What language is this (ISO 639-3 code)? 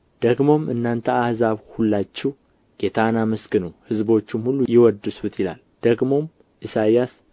amh